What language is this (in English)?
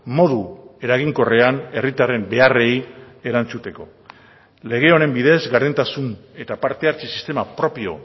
Basque